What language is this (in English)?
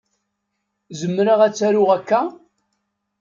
Kabyle